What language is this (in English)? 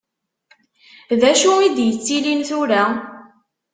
Kabyle